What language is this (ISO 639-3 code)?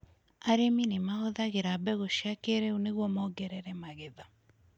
kik